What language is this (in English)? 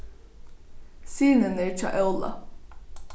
Faroese